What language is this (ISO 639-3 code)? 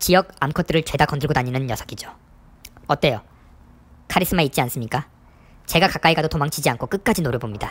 kor